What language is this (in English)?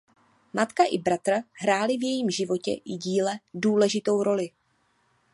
Czech